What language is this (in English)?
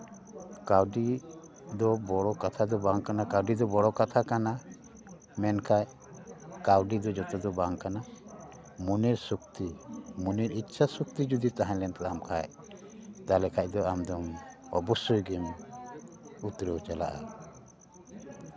Santali